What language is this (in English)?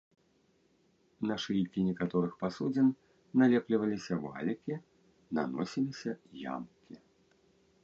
Belarusian